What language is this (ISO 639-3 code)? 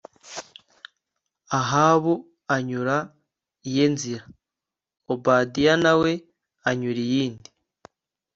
kin